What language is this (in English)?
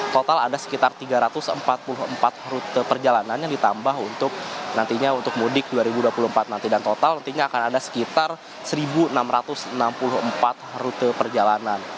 Indonesian